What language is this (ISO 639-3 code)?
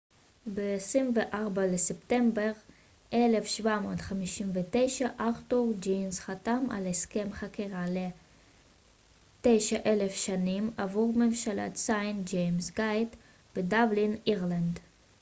heb